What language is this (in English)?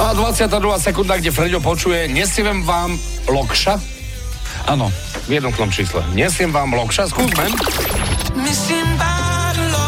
Slovak